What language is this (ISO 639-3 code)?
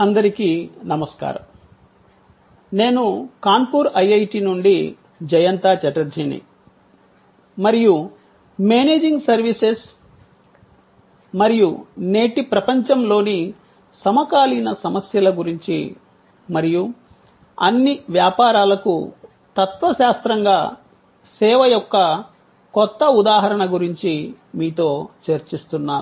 tel